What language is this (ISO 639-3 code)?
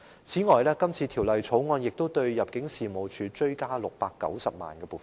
yue